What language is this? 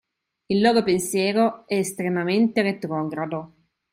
Italian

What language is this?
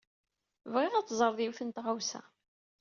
Kabyle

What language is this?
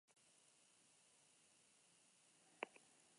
Basque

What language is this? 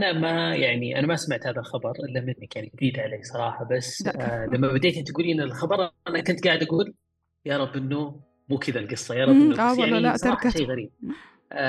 Arabic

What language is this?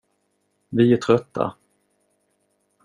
Swedish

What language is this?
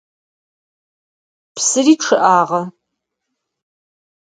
Adyghe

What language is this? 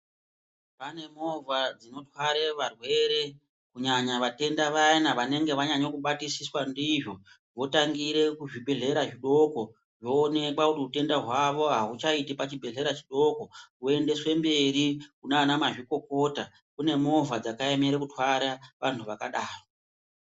Ndau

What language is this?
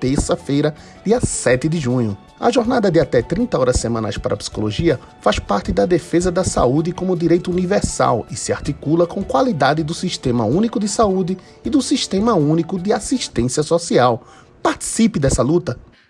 Portuguese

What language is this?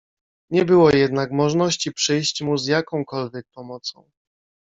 Polish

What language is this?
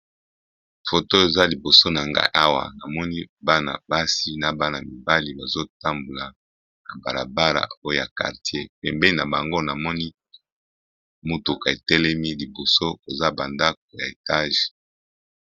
Lingala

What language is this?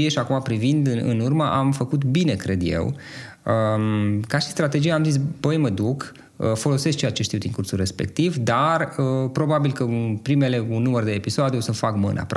Romanian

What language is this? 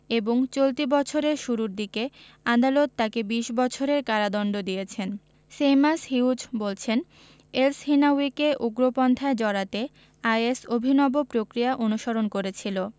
Bangla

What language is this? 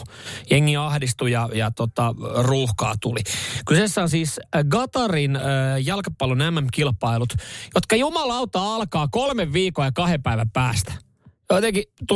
Finnish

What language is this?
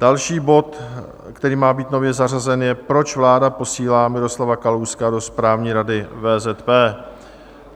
Czech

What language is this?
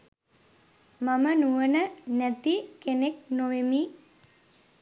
Sinhala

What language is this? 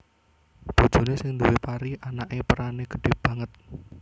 Javanese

